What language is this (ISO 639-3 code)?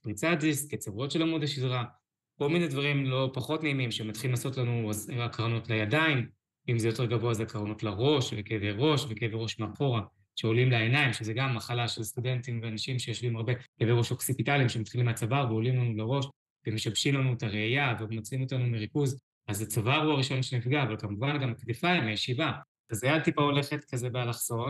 heb